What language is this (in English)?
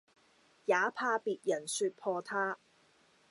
Cantonese